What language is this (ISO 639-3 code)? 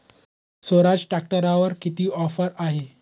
mar